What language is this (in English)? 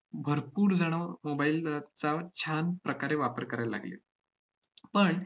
Marathi